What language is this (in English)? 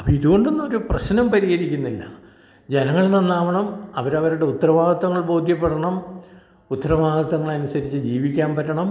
Malayalam